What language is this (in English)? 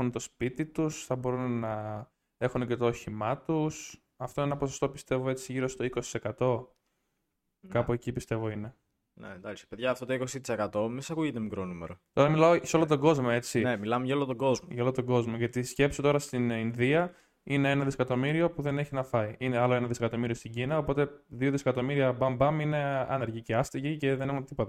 Greek